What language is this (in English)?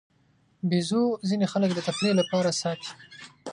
Pashto